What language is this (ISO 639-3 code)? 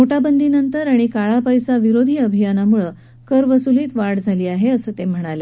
mar